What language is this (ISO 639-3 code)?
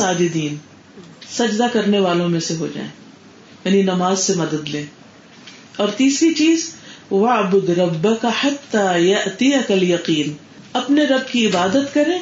urd